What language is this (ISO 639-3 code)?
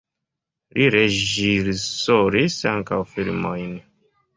epo